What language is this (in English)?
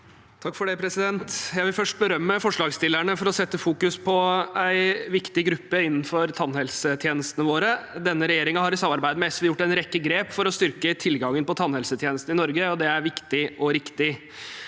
Norwegian